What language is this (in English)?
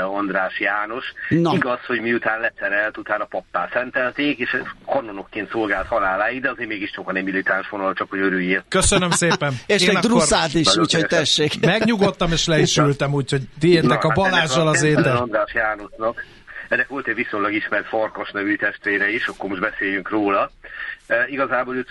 Hungarian